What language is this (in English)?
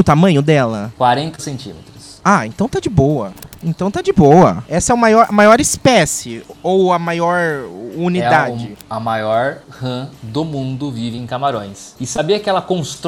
Portuguese